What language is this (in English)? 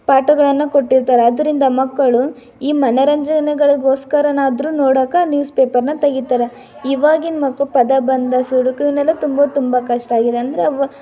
Kannada